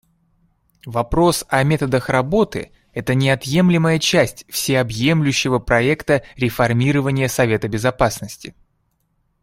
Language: Russian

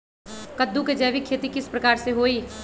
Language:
Magahi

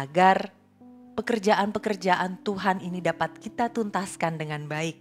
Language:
Indonesian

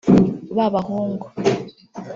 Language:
Kinyarwanda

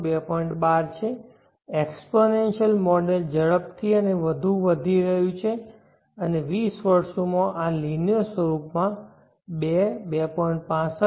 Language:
Gujarati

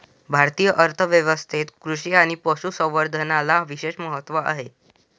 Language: Marathi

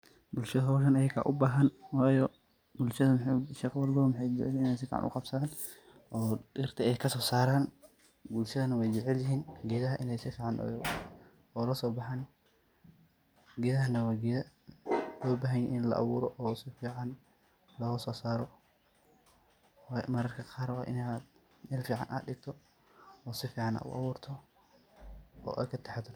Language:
Somali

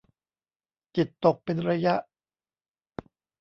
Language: Thai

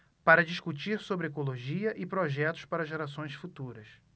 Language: Portuguese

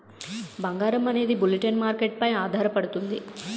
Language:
Telugu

